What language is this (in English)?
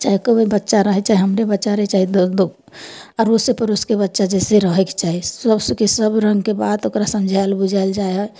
Maithili